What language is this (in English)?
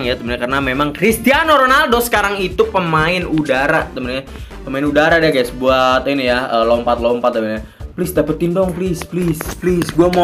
Indonesian